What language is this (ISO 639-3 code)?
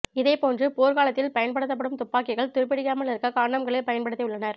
tam